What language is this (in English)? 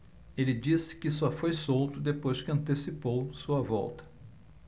Portuguese